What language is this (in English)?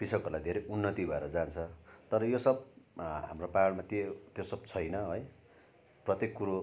Nepali